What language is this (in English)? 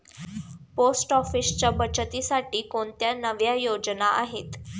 Marathi